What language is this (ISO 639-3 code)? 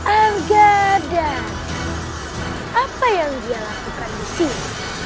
ind